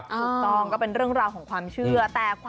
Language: Thai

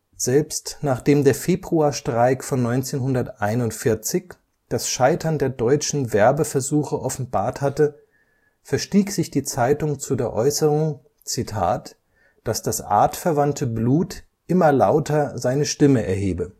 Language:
German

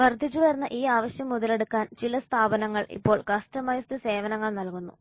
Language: Malayalam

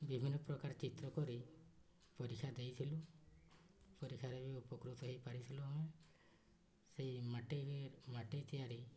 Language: Odia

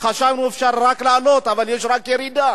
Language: Hebrew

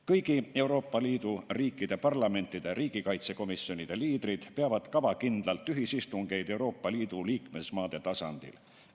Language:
Estonian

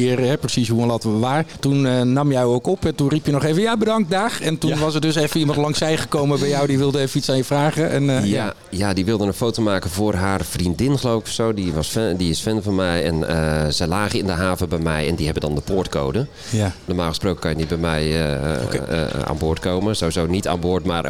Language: Dutch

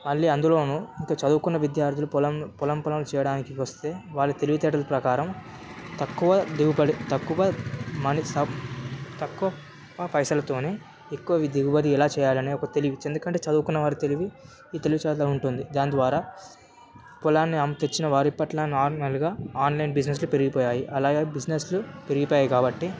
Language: Telugu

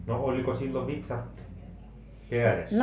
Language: Finnish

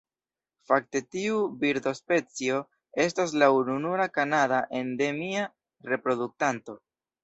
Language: Esperanto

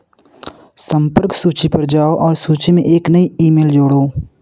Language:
Hindi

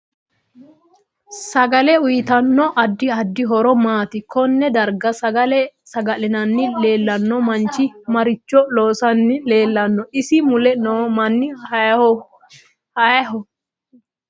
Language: Sidamo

